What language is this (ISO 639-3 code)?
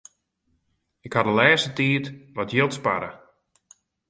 fry